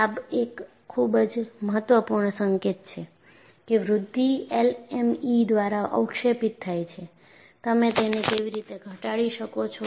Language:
Gujarati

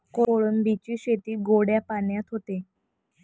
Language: Marathi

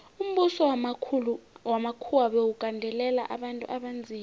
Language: South Ndebele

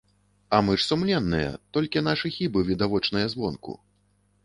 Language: Belarusian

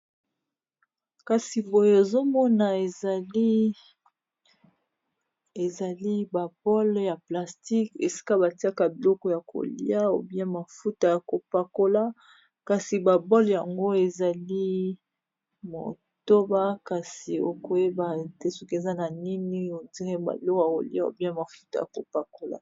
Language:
Lingala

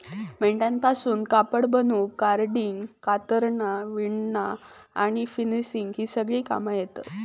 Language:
Marathi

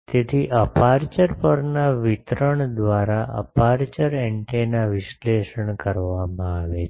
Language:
Gujarati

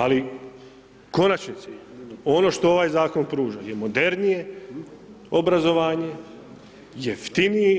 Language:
Croatian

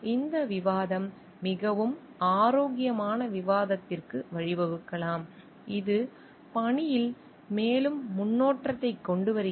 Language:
Tamil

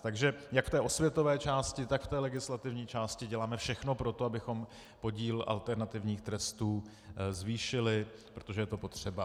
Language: Czech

